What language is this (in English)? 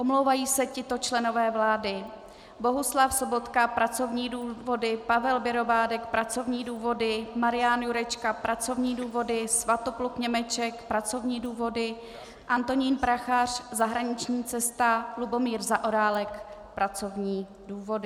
Czech